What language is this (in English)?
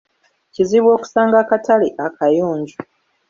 Ganda